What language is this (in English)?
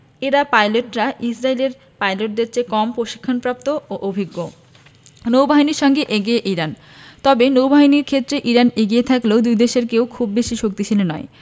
Bangla